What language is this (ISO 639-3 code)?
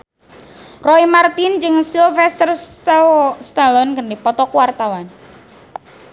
sun